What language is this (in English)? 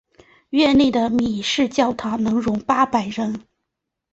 Chinese